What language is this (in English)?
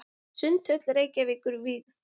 Icelandic